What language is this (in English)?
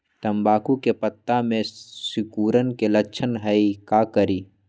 Magahi